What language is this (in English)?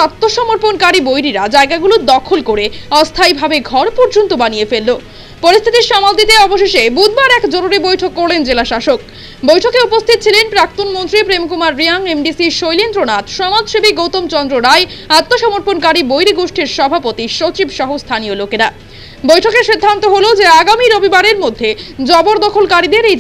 Romanian